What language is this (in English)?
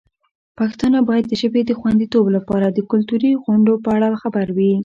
Pashto